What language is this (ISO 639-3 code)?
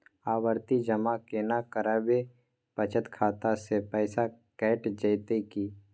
mai